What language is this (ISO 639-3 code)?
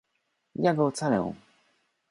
pol